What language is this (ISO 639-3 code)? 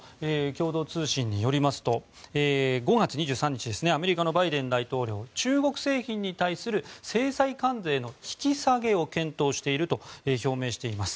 jpn